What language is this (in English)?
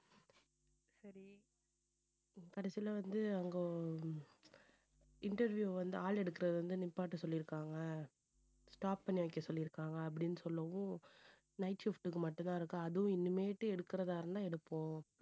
Tamil